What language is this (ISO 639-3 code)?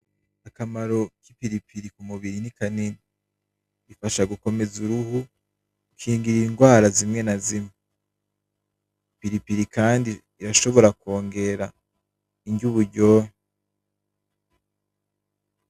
run